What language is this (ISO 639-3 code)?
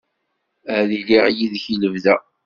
kab